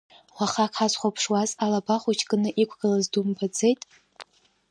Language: Abkhazian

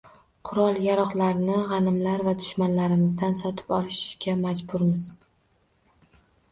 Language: Uzbek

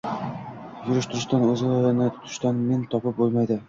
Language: Uzbek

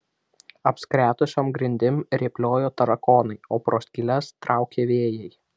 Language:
Lithuanian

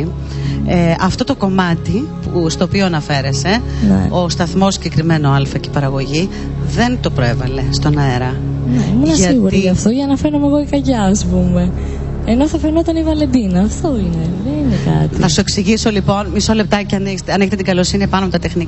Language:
Greek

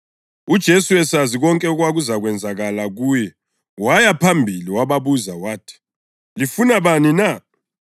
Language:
North Ndebele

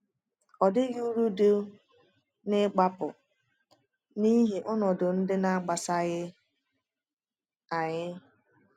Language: Igbo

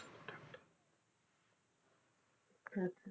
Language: Punjabi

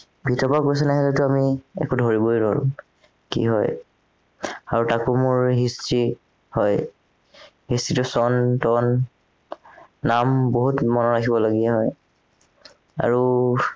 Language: Assamese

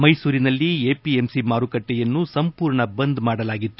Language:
Kannada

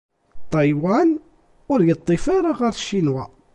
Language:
Kabyle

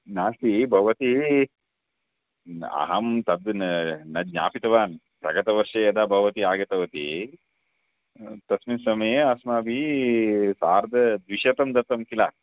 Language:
Sanskrit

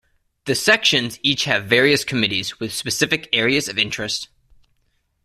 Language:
English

